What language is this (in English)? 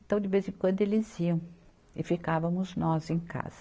Portuguese